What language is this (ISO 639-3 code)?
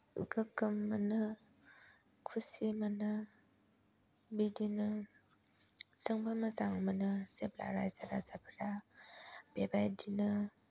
brx